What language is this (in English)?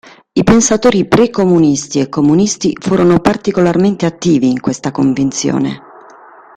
Italian